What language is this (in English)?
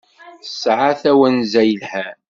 Kabyle